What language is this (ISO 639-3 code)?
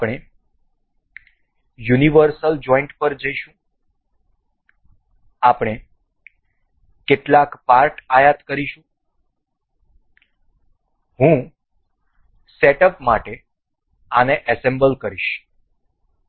guj